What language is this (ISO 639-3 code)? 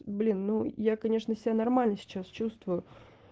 rus